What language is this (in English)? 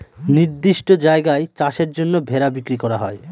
Bangla